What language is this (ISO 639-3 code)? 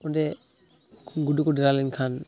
sat